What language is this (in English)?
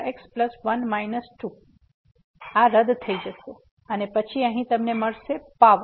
Gujarati